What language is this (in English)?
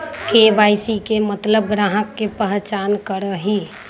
Magahi